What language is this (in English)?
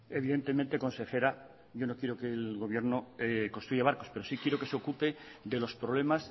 Spanish